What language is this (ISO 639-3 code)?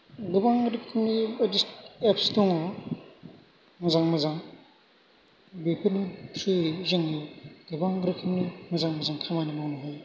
brx